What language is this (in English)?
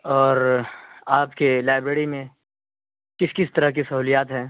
Urdu